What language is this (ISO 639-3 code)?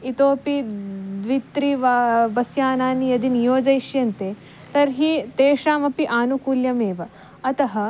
san